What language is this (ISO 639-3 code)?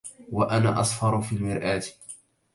ara